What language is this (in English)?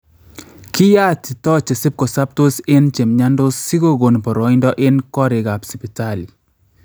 Kalenjin